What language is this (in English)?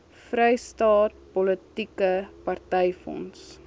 Afrikaans